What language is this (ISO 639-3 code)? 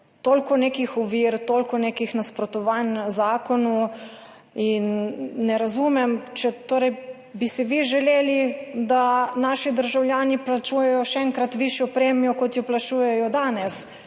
slv